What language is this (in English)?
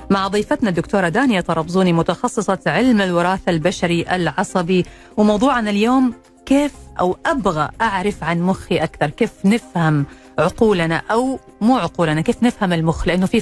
Arabic